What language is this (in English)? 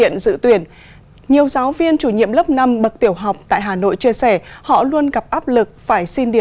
Vietnamese